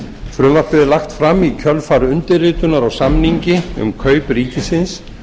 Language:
Icelandic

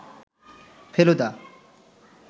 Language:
Bangla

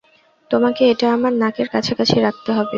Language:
Bangla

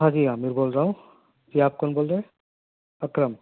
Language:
Urdu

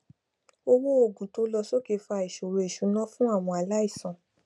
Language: Yoruba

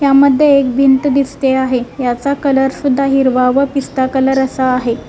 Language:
Marathi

